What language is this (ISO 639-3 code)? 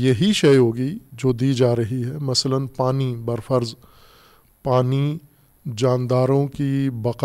urd